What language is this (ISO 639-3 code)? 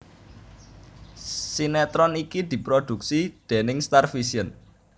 jav